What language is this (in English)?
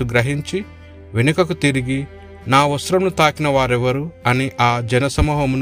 Telugu